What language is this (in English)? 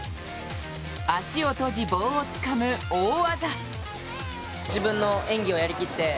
Japanese